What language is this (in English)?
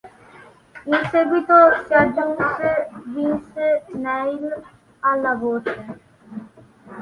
Italian